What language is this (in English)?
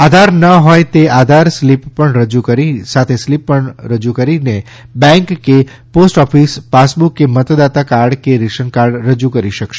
Gujarati